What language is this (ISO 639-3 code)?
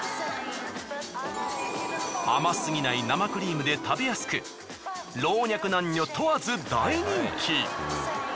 jpn